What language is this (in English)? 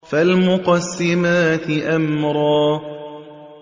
Arabic